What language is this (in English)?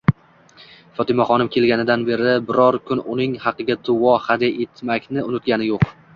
Uzbek